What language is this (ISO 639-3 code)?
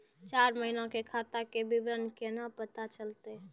mai